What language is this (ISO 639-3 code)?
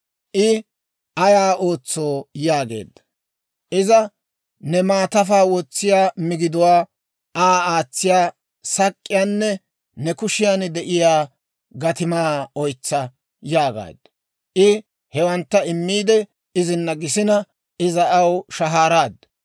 dwr